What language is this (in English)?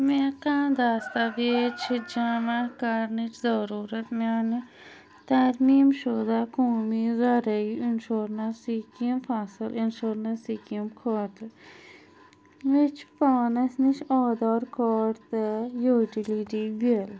Kashmiri